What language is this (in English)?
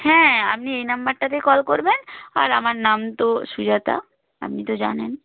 Bangla